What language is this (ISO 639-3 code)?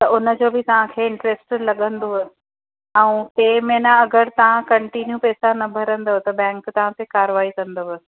snd